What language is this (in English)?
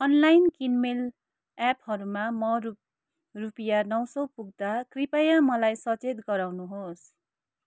Nepali